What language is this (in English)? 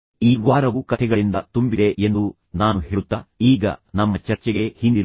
Kannada